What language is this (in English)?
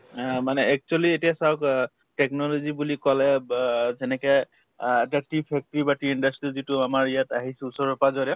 Assamese